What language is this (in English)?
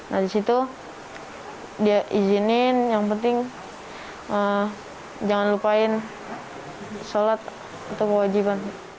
Indonesian